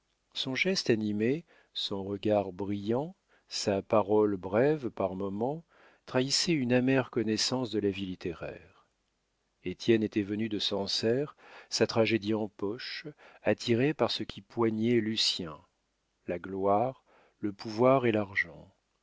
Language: French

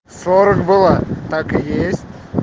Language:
Russian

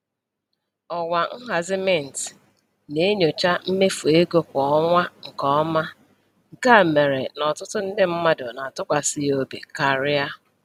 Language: Igbo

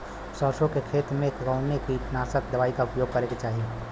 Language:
Bhojpuri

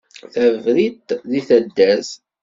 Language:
Kabyle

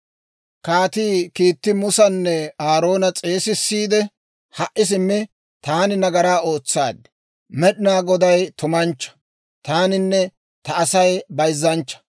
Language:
Dawro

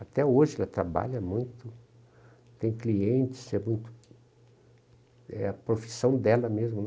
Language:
Portuguese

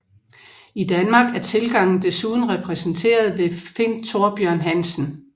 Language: Danish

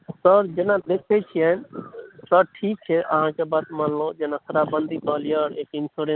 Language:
Maithili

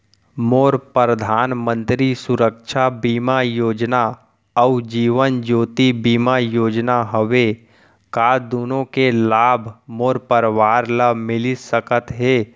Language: Chhattisgarhi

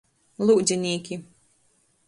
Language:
Latgalian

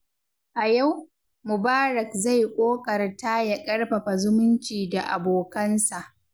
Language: Hausa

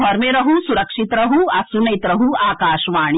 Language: Maithili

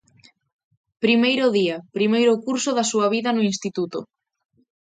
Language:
Galician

